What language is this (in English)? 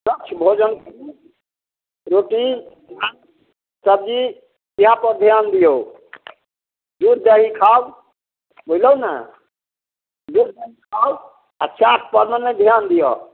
Maithili